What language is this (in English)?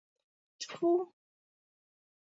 Mari